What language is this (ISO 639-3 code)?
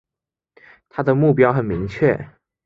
zho